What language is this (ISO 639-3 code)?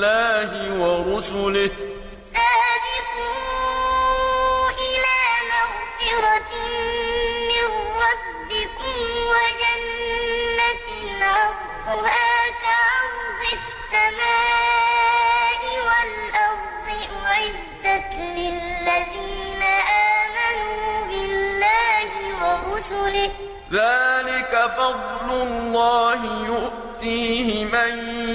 ara